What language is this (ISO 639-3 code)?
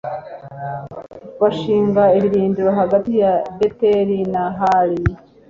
kin